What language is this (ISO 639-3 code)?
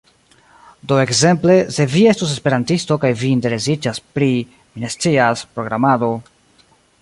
epo